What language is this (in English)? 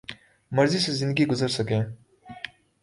Urdu